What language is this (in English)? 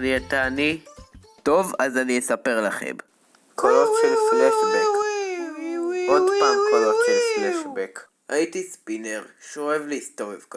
Hebrew